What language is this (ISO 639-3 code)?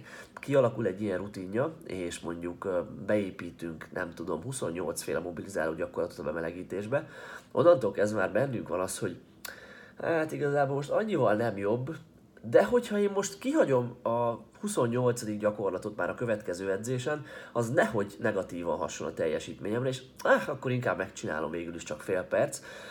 hun